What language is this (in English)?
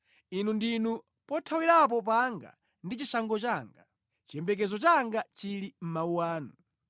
Nyanja